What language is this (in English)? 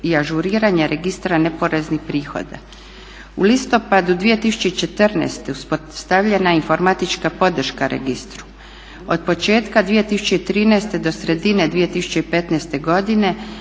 Croatian